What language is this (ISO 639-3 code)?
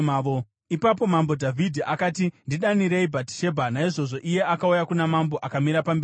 sna